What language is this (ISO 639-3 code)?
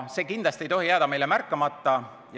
est